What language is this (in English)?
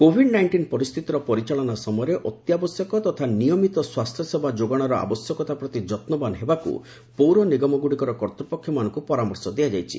Odia